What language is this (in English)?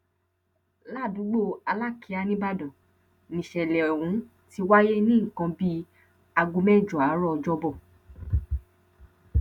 Yoruba